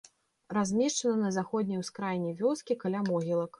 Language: Belarusian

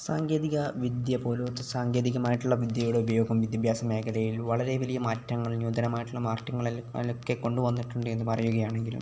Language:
Malayalam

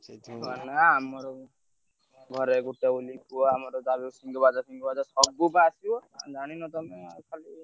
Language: Odia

